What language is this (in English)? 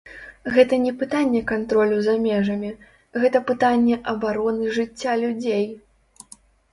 Belarusian